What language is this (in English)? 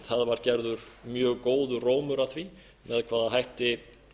Icelandic